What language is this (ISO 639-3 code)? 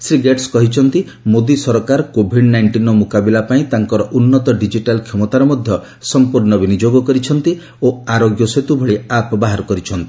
ori